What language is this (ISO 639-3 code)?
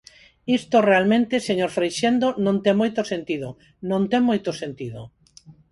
glg